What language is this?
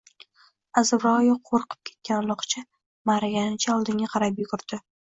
Uzbek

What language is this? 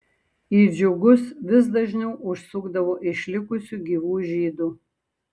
Lithuanian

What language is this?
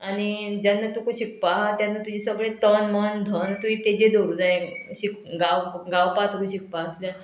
Konkani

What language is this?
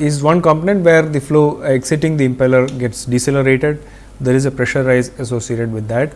English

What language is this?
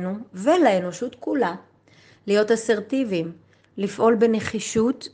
Hebrew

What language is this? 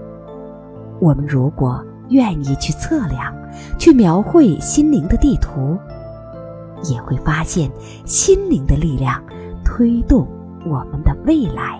Chinese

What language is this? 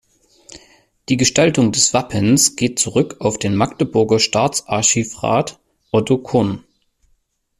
German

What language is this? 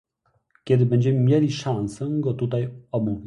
Polish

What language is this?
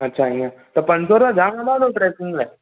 Sindhi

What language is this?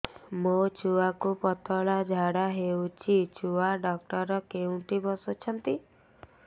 Odia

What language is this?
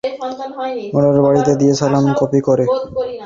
Bangla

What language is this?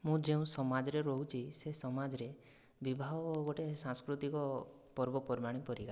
Odia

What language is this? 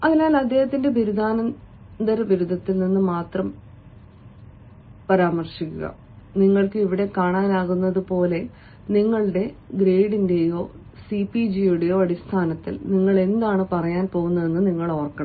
Malayalam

